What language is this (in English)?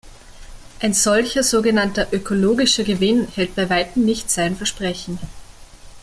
German